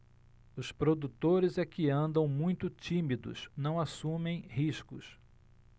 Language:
Portuguese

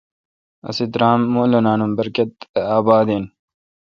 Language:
Kalkoti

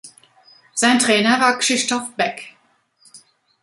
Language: German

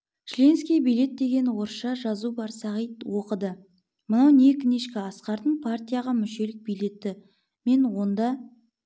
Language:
Kazakh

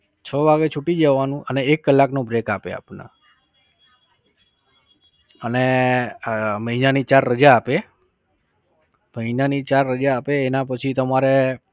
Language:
Gujarati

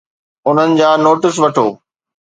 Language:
Sindhi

